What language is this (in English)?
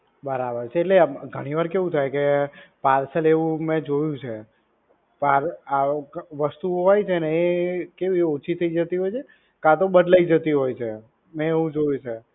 Gujarati